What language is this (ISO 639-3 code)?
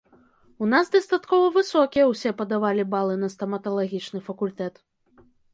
bel